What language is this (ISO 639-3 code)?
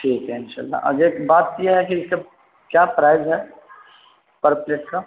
urd